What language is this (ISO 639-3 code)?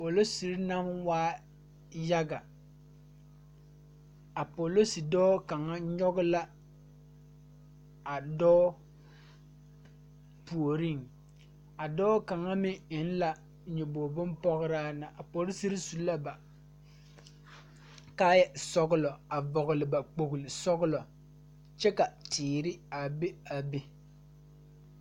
dga